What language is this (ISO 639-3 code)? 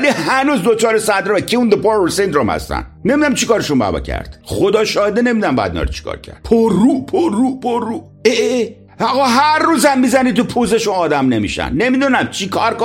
fas